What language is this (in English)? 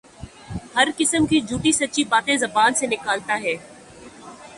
Urdu